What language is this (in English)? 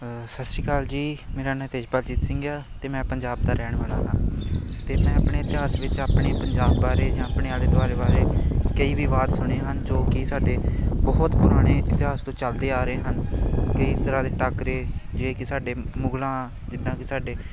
Punjabi